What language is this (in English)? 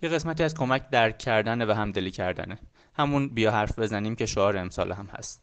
Persian